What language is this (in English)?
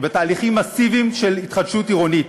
Hebrew